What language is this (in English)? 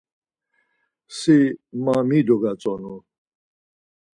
Laz